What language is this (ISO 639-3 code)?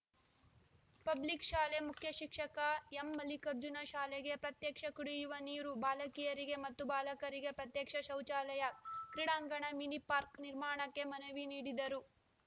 kan